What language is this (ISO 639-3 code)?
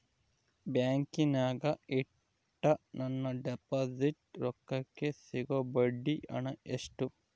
kan